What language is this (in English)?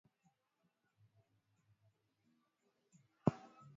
Swahili